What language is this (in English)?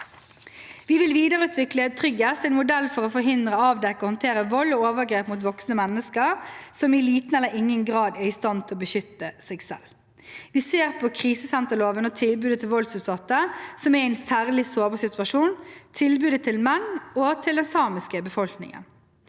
Norwegian